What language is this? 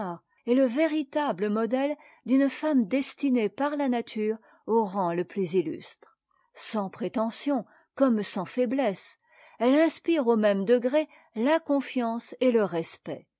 French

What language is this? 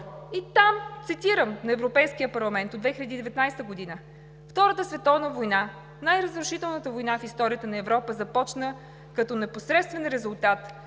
Bulgarian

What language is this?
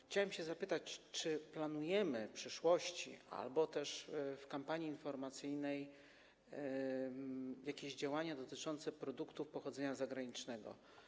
Polish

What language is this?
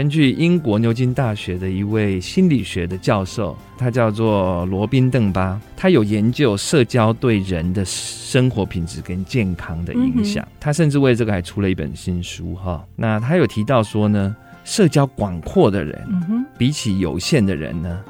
Chinese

